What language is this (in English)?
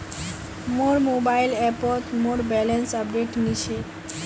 Magahi